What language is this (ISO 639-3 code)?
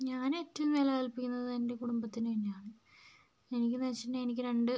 mal